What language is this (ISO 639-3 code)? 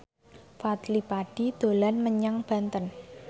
jav